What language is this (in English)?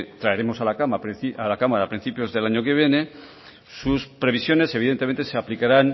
Spanish